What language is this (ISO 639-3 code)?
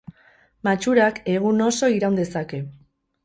eus